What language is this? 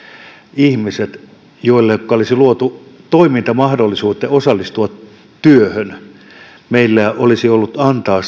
Finnish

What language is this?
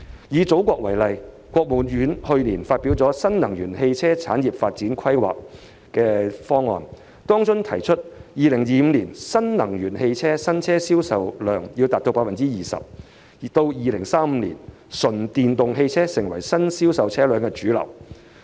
Cantonese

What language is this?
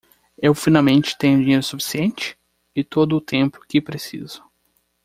Portuguese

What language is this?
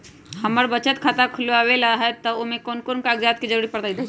Magahi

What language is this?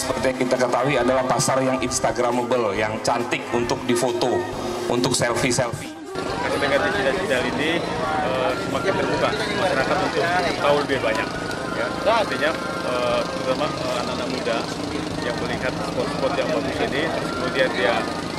Indonesian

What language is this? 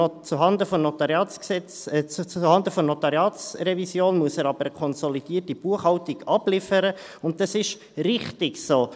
Swiss German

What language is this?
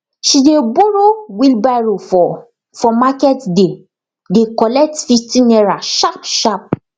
Nigerian Pidgin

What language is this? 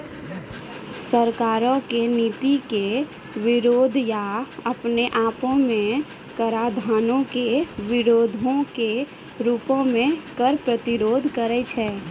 Maithili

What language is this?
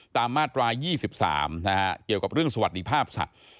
Thai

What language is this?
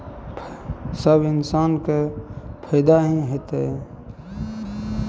Maithili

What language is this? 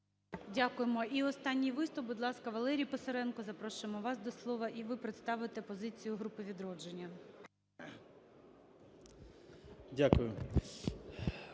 Ukrainian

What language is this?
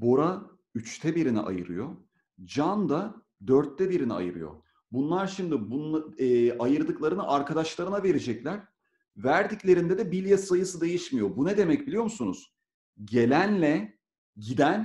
Turkish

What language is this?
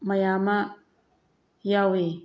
Manipuri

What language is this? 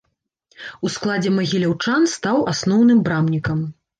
Belarusian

